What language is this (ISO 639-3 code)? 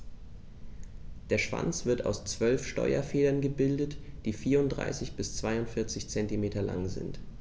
deu